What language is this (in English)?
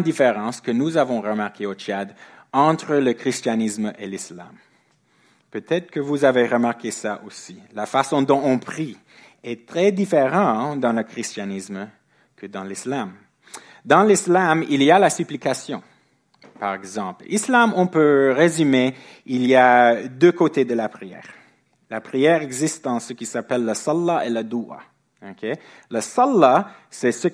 French